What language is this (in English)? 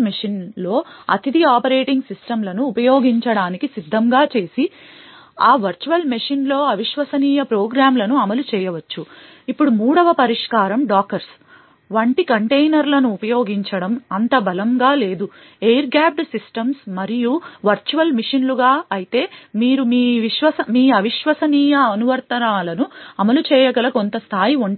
Telugu